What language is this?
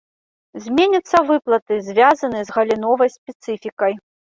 Belarusian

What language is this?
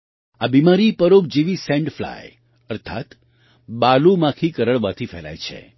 Gujarati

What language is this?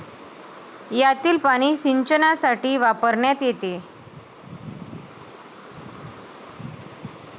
Marathi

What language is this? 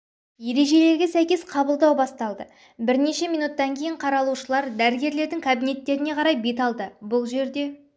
Kazakh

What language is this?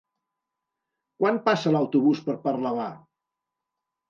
Catalan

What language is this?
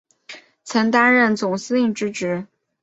Chinese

